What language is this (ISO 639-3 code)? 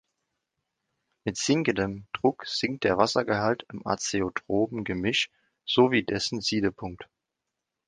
deu